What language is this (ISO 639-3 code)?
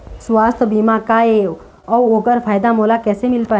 hne